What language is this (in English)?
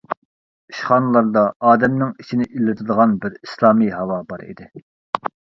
Uyghur